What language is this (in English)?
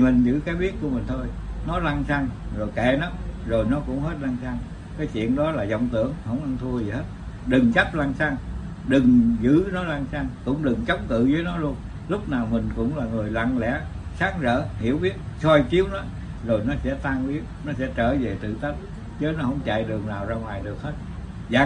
Vietnamese